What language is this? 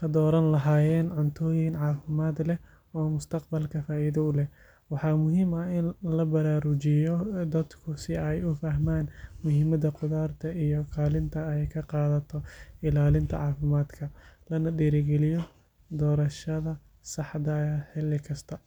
Somali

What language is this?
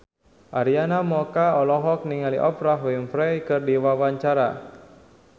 Sundanese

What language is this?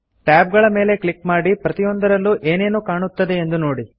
Kannada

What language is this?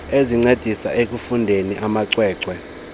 Xhosa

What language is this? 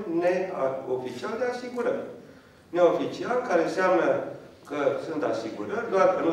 Romanian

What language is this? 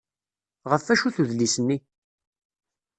Kabyle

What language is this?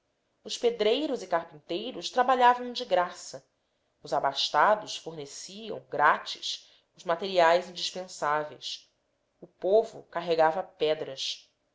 Portuguese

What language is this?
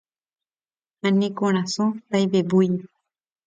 Guarani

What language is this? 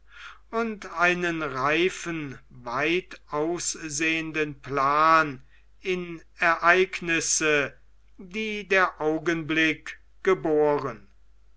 German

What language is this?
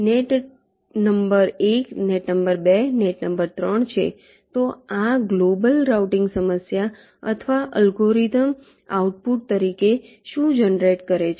Gujarati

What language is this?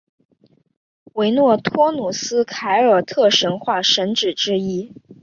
Chinese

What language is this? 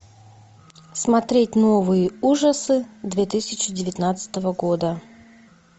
Russian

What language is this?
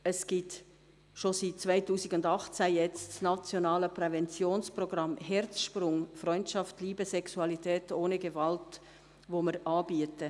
Swiss German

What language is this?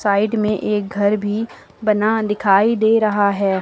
Hindi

